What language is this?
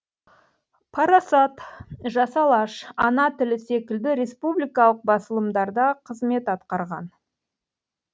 Kazakh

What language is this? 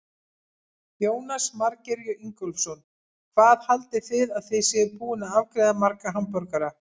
Icelandic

